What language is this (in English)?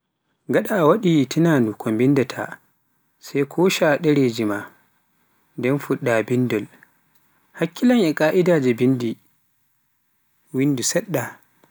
Pular